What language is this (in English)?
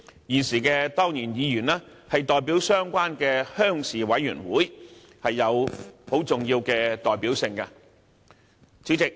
Cantonese